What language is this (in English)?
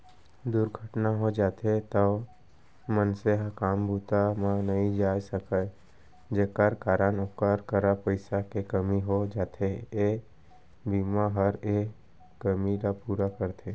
Chhattisgarhi